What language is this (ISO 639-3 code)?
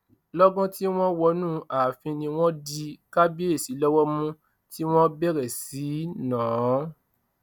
yor